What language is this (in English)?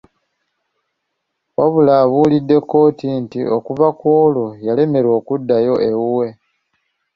Ganda